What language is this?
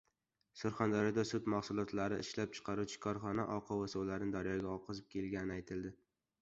Uzbek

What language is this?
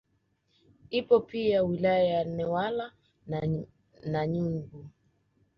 Swahili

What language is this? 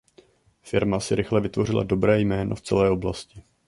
Czech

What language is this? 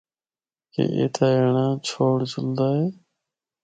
Northern Hindko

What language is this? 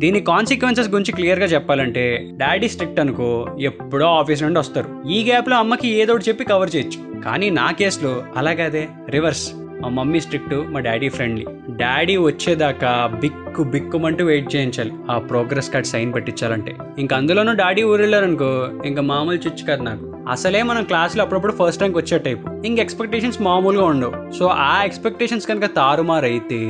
Telugu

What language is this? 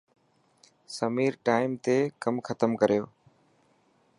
Dhatki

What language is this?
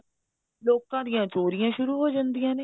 Punjabi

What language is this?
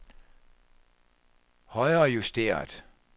Danish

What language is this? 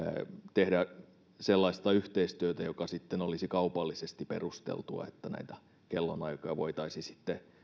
Finnish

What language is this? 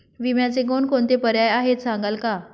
Marathi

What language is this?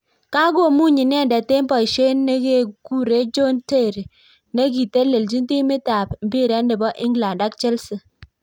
Kalenjin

